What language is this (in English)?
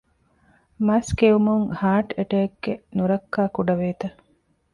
Divehi